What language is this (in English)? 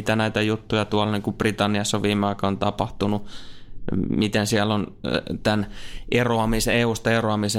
Finnish